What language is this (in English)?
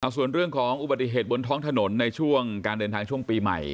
Thai